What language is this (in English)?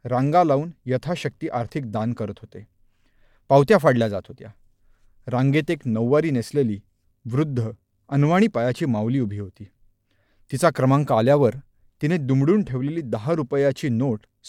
Marathi